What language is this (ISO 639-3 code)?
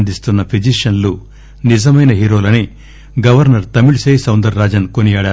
tel